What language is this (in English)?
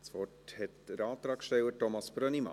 Swiss German